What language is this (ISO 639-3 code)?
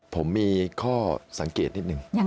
tha